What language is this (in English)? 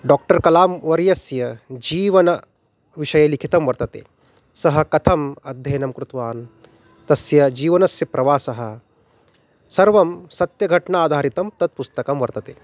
Sanskrit